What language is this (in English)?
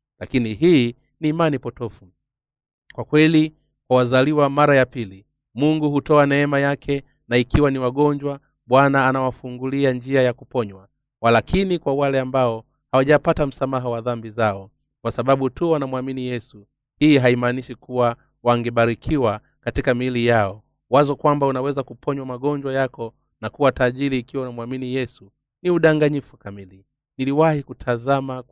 Swahili